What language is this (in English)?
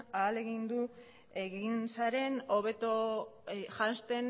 Basque